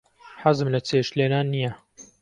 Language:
Central Kurdish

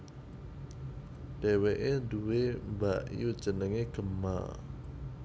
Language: Javanese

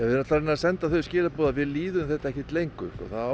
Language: Icelandic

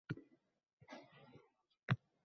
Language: Uzbek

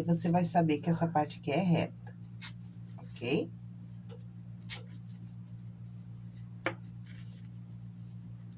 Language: Portuguese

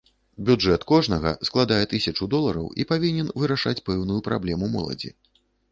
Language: Belarusian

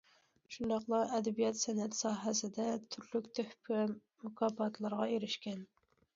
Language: Uyghur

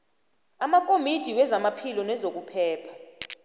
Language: South Ndebele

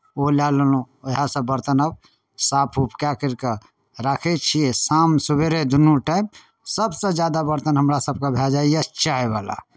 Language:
Maithili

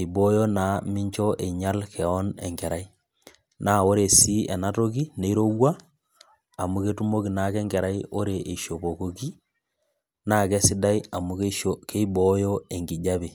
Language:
Masai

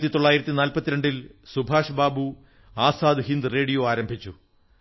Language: Malayalam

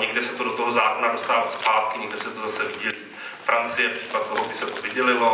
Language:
Czech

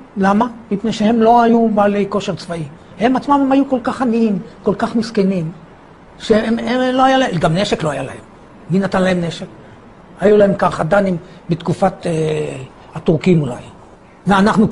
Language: Hebrew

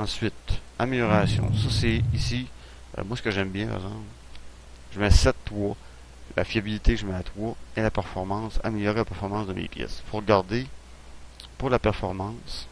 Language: French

